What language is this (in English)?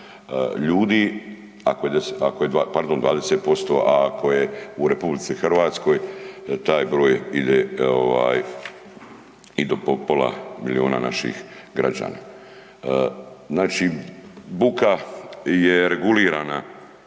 Croatian